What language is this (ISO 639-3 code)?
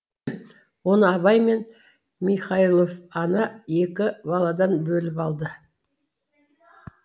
kaz